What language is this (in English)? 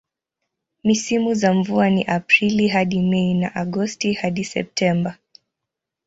Swahili